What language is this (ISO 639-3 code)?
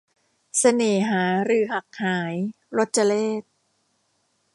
tha